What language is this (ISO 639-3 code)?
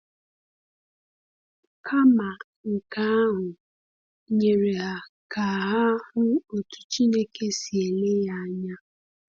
ibo